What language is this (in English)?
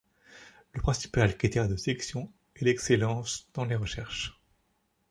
French